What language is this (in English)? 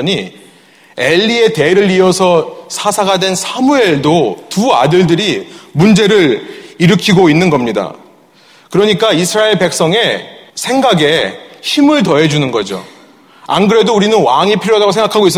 Korean